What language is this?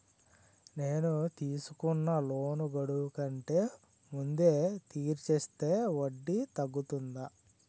Telugu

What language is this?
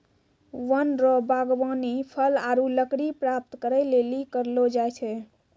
Maithili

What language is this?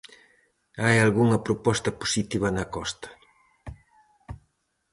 Galician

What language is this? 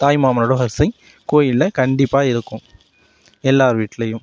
Tamil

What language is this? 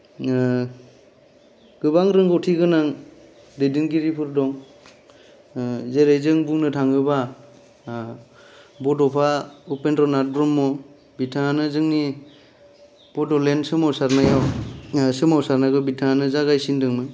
Bodo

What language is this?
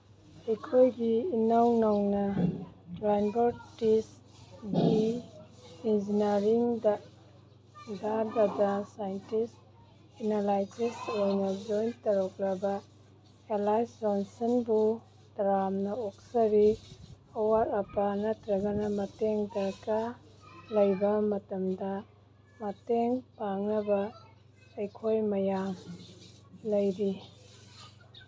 Manipuri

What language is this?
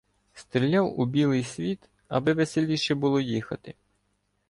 Ukrainian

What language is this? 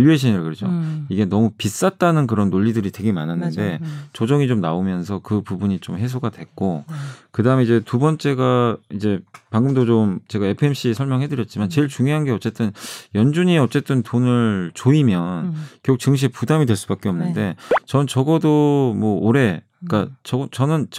Korean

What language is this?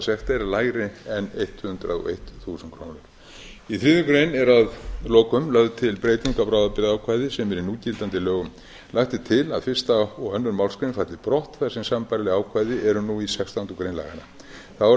Icelandic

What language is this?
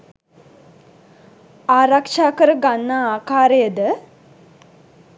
Sinhala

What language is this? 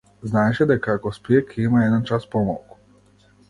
Macedonian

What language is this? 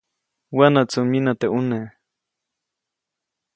Copainalá Zoque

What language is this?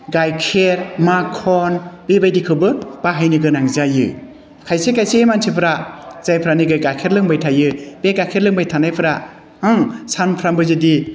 Bodo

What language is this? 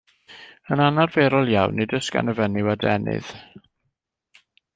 Welsh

